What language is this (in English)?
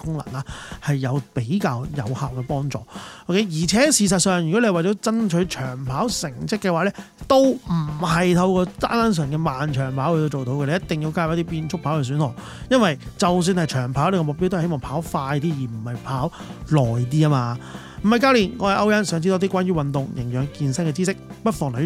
Chinese